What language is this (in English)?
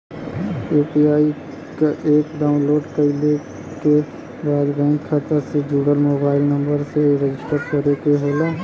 Bhojpuri